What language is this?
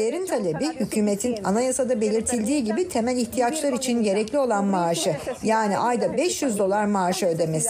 Turkish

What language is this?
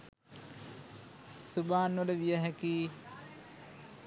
Sinhala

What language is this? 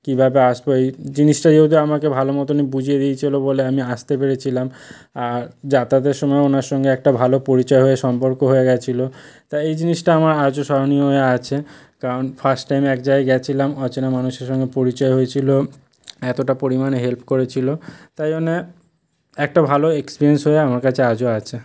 Bangla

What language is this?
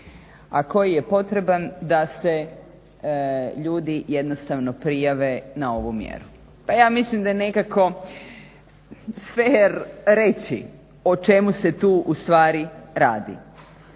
Croatian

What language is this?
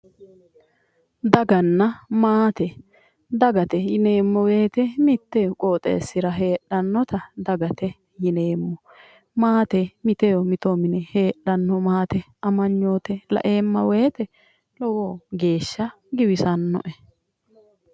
Sidamo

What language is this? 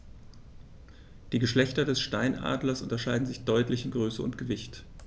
German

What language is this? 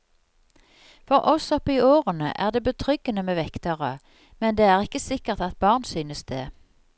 Norwegian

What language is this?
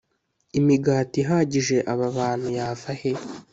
Kinyarwanda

